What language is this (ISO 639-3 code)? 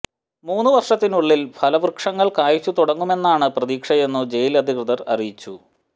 mal